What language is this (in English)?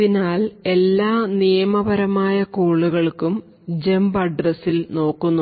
Malayalam